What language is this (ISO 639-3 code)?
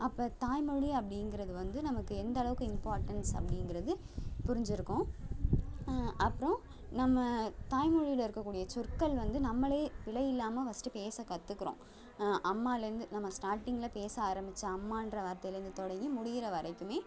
tam